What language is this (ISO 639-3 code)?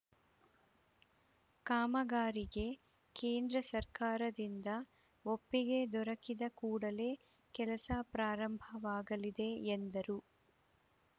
kan